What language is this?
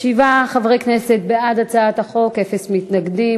Hebrew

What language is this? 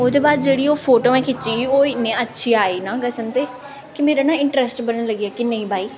Dogri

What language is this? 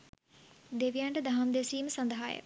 Sinhala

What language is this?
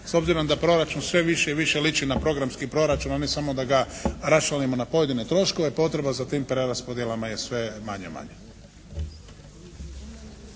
Croatian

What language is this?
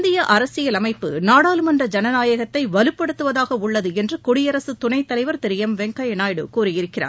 Tamil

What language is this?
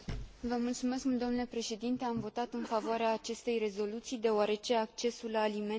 Romanian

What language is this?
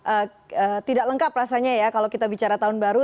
Indonesian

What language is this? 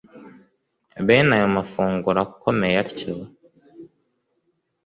Kinyarwanda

